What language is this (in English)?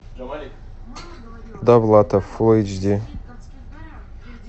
Russian